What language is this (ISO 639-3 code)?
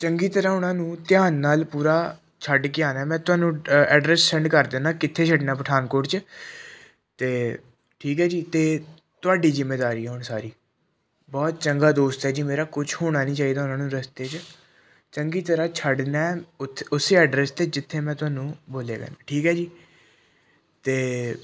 pan